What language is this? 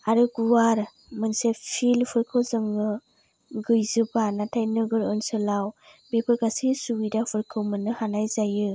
Bodo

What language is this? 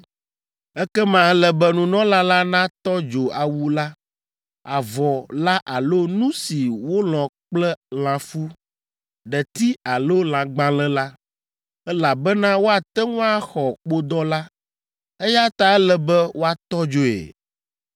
Ewe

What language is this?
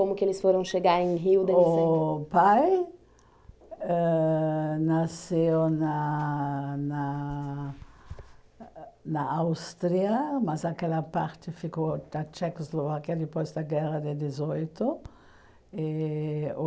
Portuguese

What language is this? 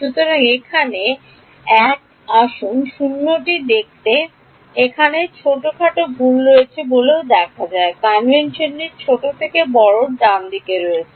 Bangla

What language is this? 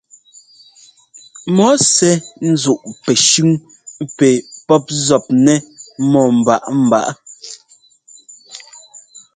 Ngomba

